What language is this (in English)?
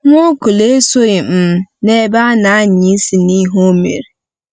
Igbo